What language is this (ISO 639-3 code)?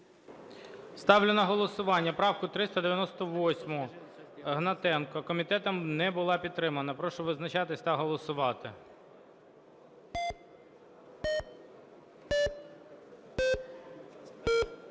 ukr